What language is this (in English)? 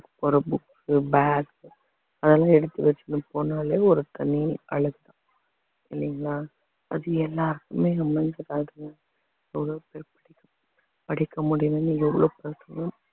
Tamil